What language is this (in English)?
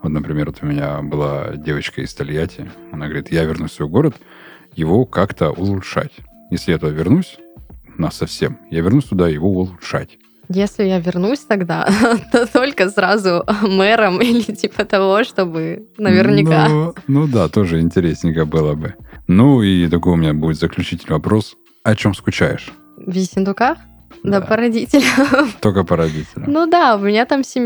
Russian